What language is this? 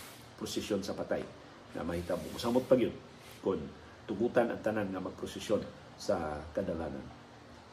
Filipino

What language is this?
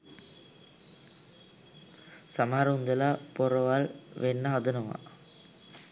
Sinhala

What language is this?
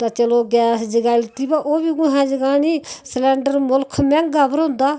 Dogri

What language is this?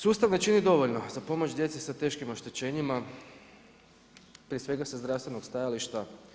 Croatian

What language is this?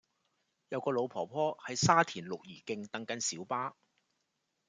Cantonese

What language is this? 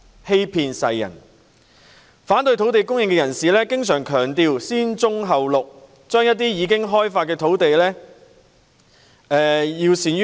Cantonese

